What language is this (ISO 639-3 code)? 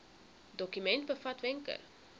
afr